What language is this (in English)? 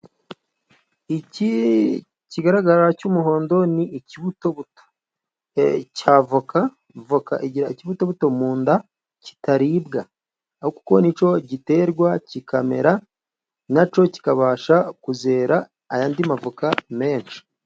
Kinyarwanda